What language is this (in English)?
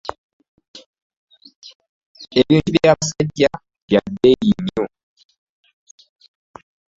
Ganda